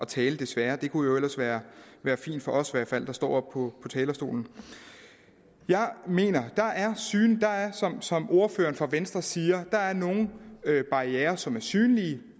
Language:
Danish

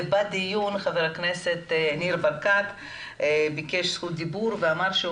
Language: Hebrew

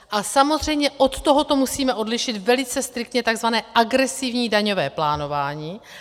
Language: Czech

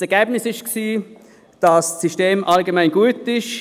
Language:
Swiss German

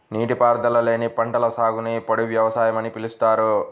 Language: Telugu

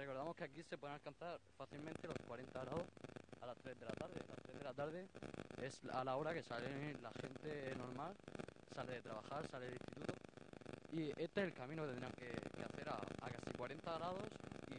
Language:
Spanish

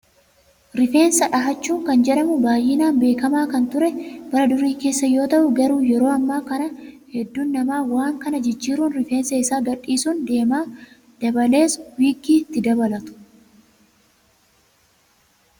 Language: Oromo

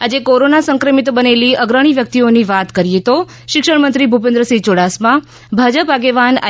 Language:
Gujarati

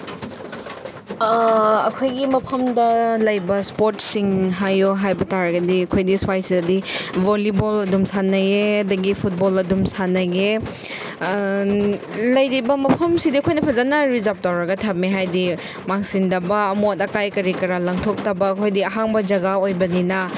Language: Manipuri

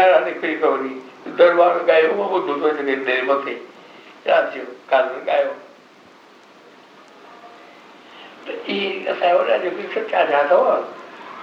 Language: Hindi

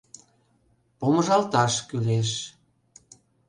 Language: Mari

